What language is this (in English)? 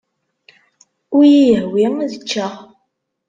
Kabyle